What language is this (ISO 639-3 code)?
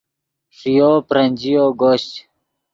ydg